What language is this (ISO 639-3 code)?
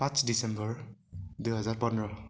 nep